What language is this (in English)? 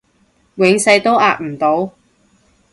Cantonese